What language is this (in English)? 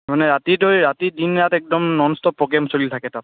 Assamese